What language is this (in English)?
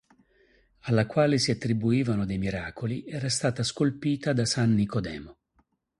Italian